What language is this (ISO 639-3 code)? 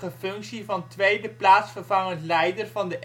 nld